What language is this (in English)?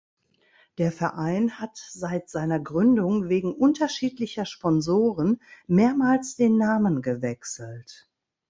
German